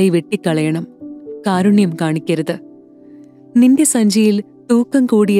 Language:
Hindi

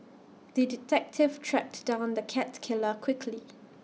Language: English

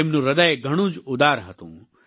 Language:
Gujarati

